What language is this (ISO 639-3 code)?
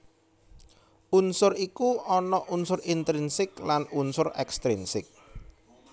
jav